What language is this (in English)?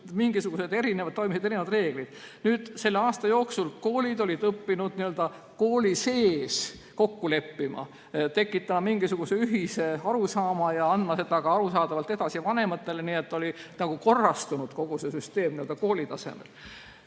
Estonian